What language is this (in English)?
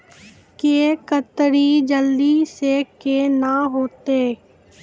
Maithili